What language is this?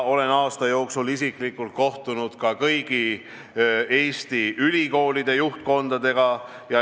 Estonian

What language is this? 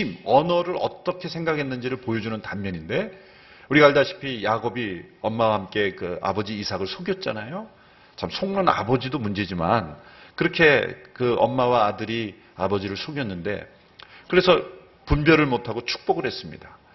Korean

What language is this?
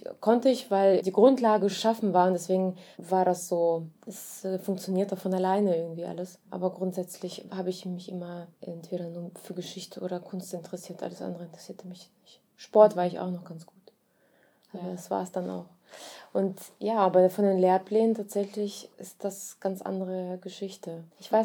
German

